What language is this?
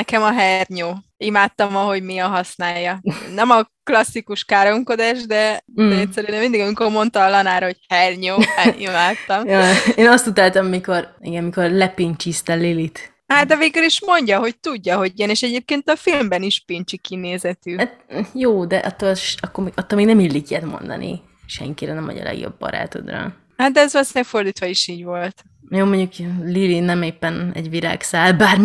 Hungarian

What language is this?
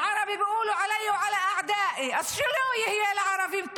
Hebrew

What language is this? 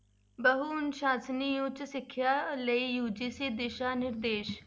Punjabi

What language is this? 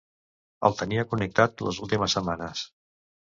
Catalan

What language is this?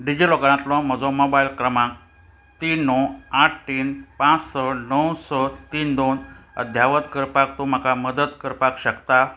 Konkani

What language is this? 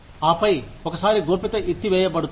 Telugu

